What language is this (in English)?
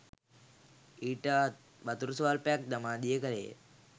Sinhala